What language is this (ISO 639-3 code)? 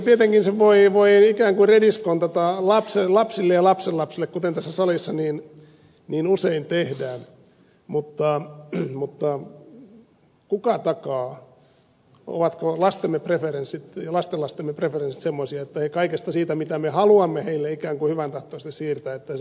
fin